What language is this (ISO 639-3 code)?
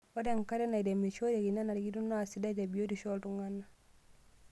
mas